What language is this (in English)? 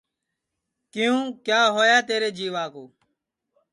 Sansi